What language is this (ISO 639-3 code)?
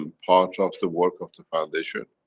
eng